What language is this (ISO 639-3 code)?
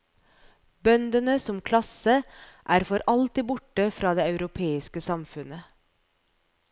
nor